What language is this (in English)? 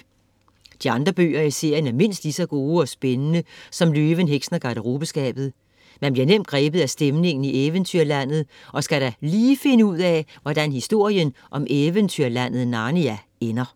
Danish